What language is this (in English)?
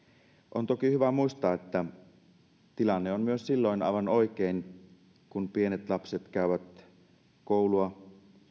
Finnish